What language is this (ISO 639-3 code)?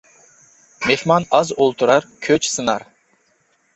uig